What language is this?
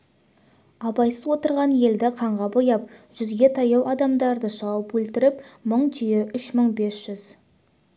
Kazakh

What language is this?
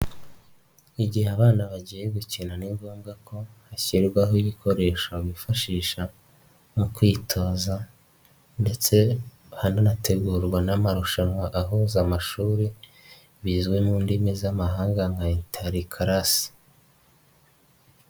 Kinyarwanda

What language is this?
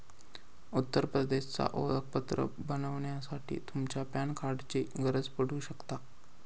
Marathi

